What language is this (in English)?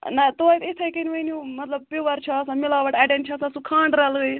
Kashmiri